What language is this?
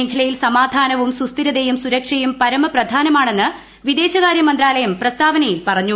Malayalam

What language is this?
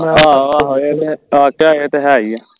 Punjabi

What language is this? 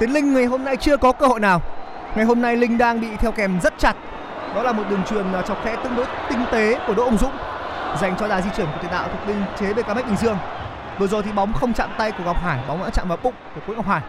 Vietnamese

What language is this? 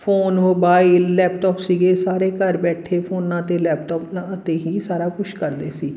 Punjabi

